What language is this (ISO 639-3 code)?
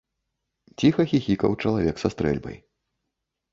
bel